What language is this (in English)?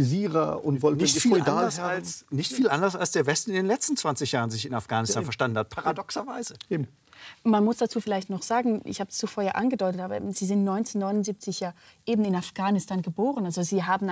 German